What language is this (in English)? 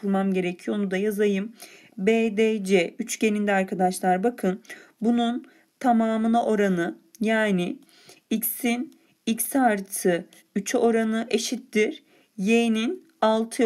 Turkish